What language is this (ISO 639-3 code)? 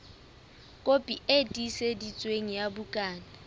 sot